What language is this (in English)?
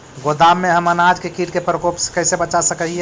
Magahi